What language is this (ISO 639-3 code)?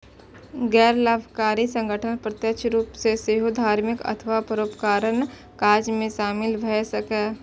mai